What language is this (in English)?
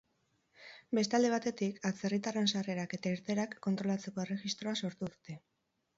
Basque